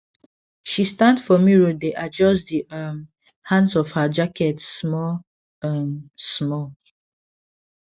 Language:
Nigerian Pidgin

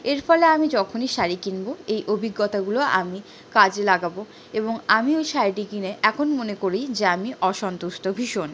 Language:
Bangla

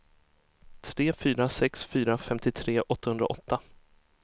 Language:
Swedish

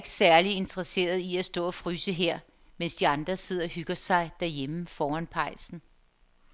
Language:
Danish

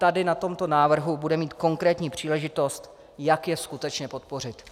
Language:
Czech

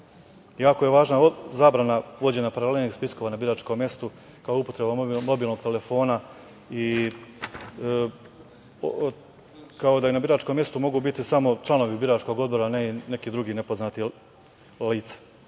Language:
Serbian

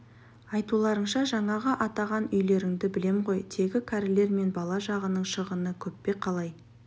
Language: Kazakh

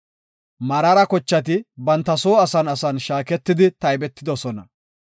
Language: Gofa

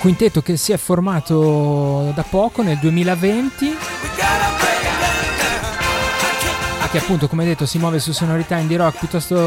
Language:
Italian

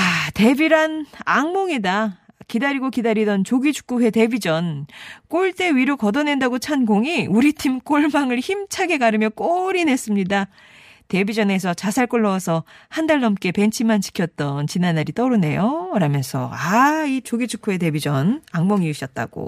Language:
Korean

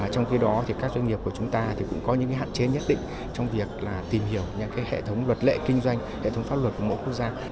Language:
Vietnamese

